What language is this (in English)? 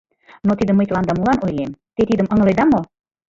Mari